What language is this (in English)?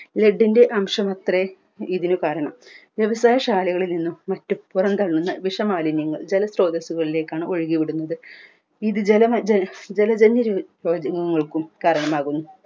Malayalam